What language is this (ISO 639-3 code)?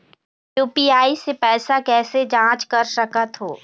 hne